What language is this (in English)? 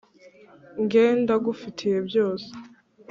Kinyarwanda